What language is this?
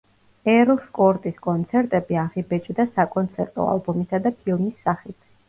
Georgian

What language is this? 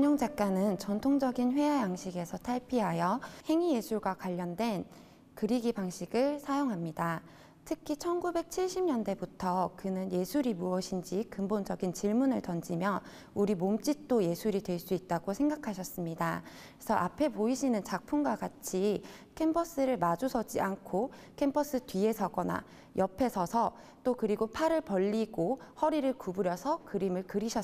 Korean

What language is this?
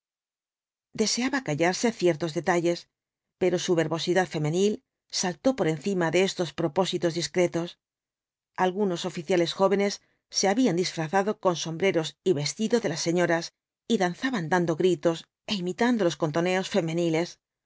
Spanish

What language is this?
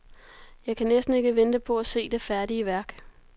Danish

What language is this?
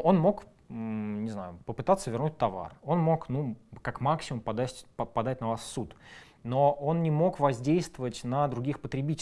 Russian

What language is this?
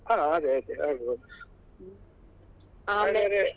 Kannada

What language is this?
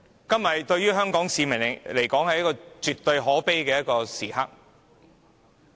Cantonese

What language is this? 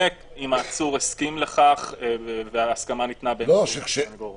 Hebrew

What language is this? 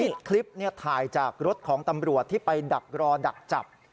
Thai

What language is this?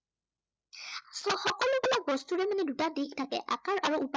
Assamese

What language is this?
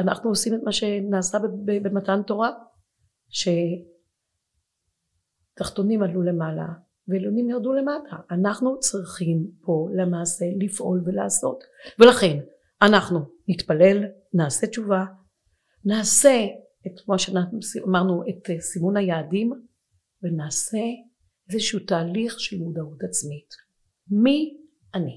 Hebrew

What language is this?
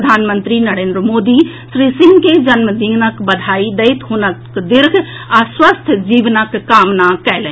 Maithili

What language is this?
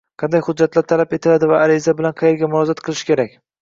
Uzbek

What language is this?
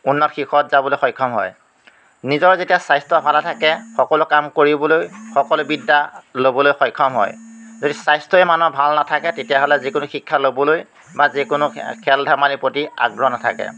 Assamese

